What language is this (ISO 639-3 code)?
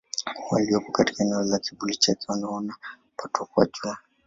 swa